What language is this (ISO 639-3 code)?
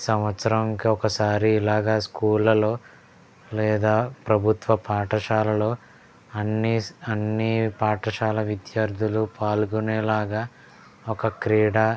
tel